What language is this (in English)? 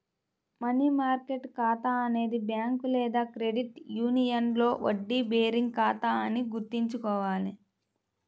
Telugu